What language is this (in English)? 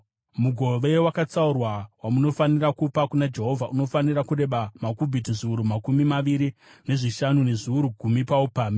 Shona